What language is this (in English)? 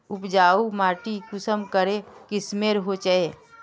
Magahi